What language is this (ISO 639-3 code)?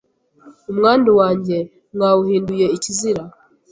kin